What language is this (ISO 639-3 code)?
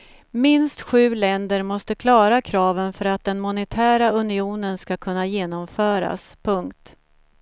swe